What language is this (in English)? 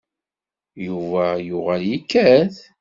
Kabyle